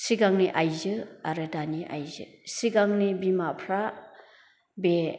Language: Bodo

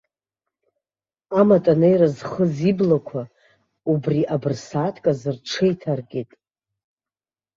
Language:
Abkhazian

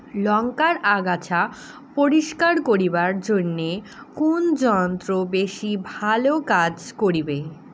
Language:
Bangla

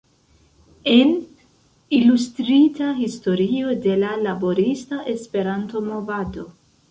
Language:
Esperanto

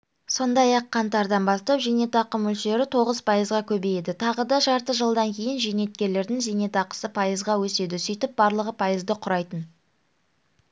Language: Kazakh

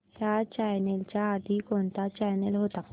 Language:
Marathi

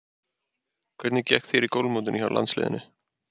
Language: Icelandic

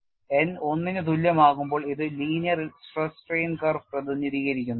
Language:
Malayalam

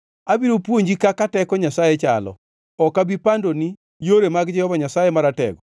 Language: Luo (Kenya and Tanzania)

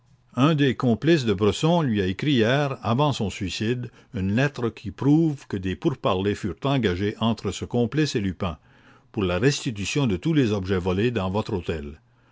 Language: French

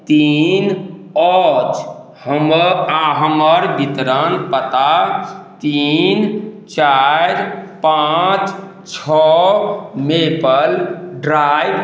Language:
Maithili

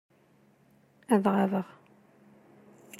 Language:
Kabyle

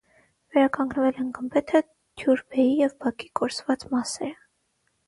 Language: Armenian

